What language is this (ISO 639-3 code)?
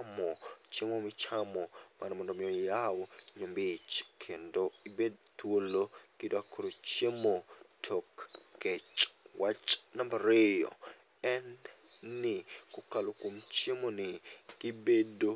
luo